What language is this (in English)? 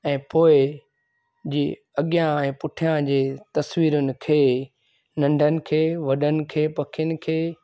Sindhi